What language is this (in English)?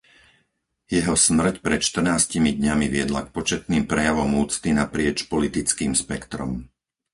Slovak